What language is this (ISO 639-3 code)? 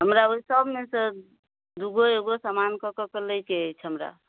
mai